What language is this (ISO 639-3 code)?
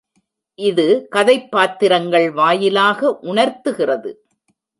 tam